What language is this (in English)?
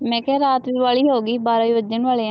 Punjabi